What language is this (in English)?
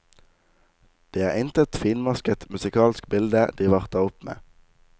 Norwegian